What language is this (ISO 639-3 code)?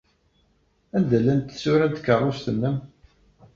kab